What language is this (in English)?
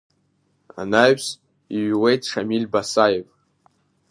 Abkhazian